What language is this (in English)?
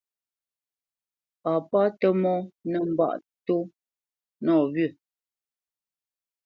Bamenyam